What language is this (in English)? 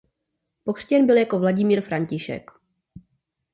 Czech